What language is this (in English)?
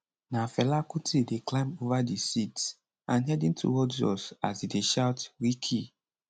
Nigerian Pidgin